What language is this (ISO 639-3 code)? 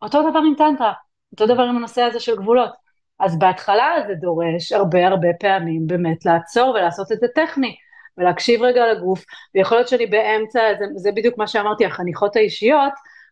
heb